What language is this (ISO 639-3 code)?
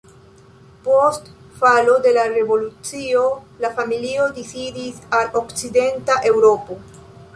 epo